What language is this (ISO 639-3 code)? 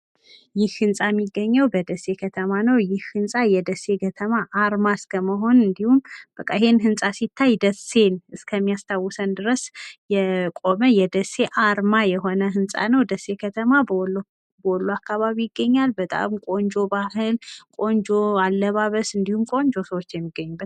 amh